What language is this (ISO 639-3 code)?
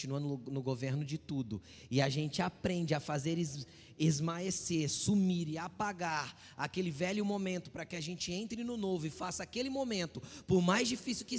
por